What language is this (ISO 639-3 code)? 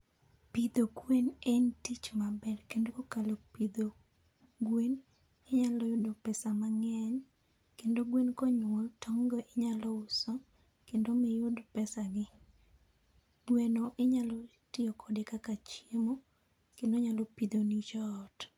luo